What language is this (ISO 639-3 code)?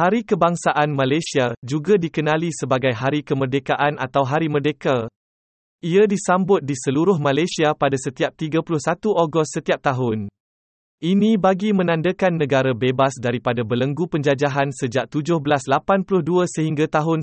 msa